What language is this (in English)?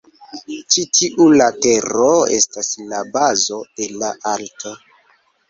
Esperanto